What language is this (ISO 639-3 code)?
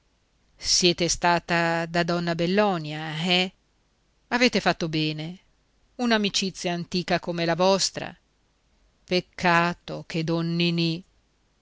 ita